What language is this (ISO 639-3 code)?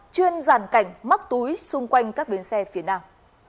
vie